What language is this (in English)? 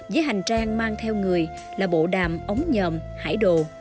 Vietnamese